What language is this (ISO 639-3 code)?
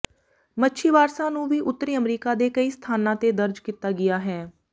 pan